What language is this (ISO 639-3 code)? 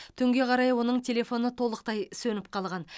kaz